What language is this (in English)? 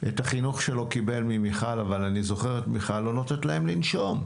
Hebrew